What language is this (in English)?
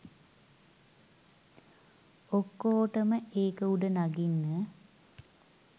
Sinhala